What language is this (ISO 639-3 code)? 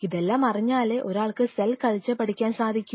mal